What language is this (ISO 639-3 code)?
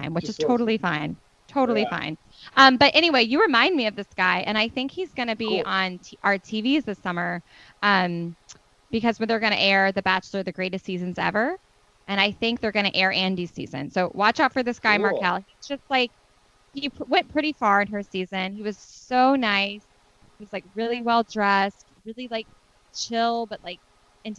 eng